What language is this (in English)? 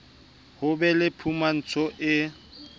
Southern Sotho